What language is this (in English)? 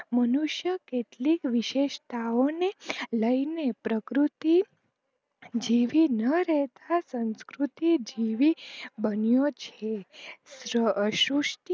Gujarati